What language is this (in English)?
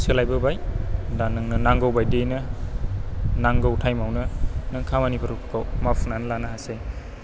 Bodo